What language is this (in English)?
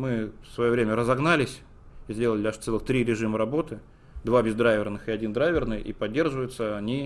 Russian